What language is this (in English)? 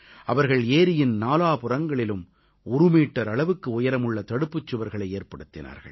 Tamil